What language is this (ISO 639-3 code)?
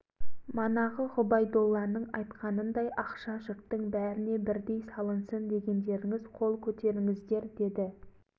kaz